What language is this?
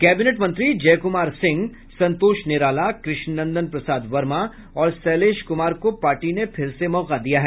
Hindi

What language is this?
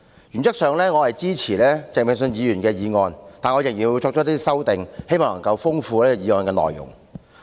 Cantonese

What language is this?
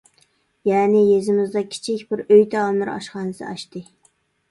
Uyghur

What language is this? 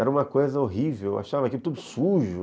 Portuguese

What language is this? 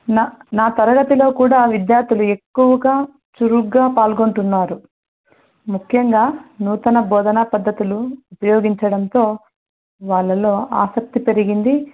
Telugu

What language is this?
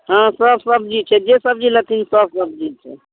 Maithili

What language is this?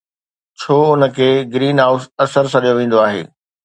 Sindhi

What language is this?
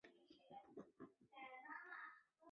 Chinese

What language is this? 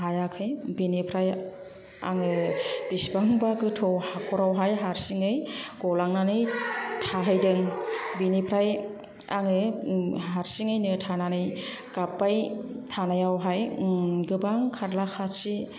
Bodo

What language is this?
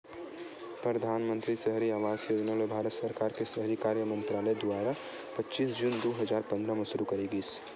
Chhattisgarhi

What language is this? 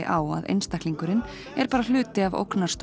Icelandic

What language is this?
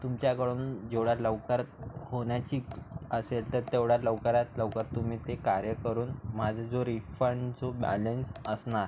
Marathi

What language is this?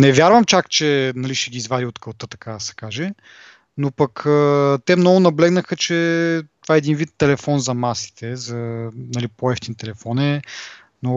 Bulgarian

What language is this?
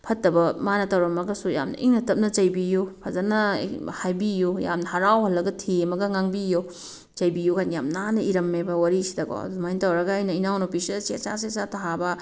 Manipuri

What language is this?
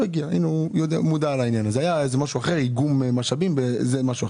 Hebrew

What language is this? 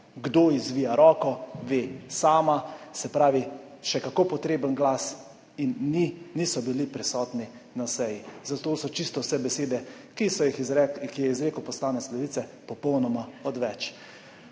Slovenian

